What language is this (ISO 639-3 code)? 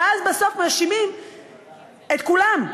heb